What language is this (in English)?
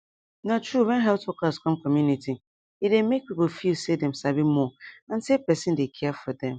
Nigerian Pidgin